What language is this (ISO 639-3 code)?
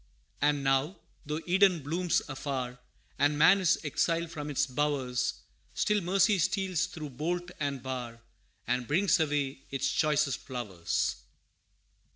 eng